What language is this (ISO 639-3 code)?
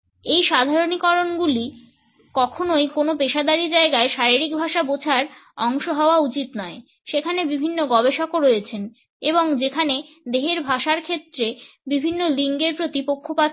ben